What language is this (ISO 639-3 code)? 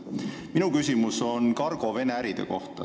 est